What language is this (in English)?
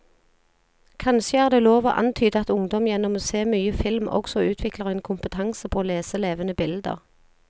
Norwegian